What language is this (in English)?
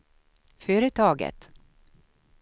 Swedish